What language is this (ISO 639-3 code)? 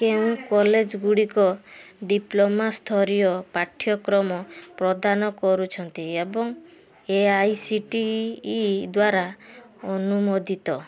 ori